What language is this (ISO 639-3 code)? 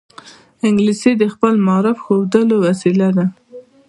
pus